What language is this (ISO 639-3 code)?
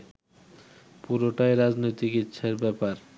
ben